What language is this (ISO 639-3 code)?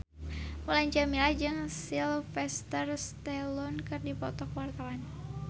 sun